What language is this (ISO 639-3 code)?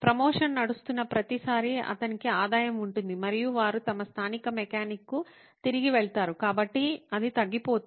tel